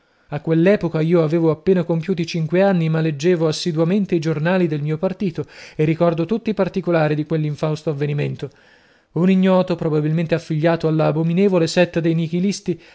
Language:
Italian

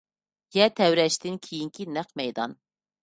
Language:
Uyghur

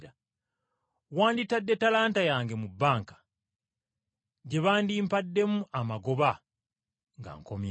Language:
Ganda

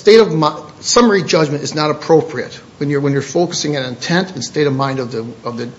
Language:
English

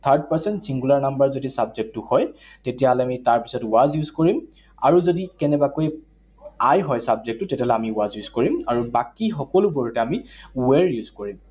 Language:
Assamese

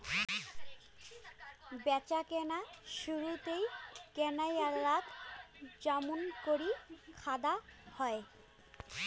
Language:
Bangla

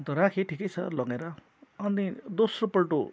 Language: Nepali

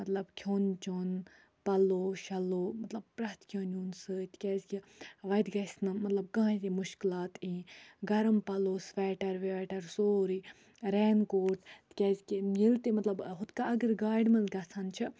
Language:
Kashmiri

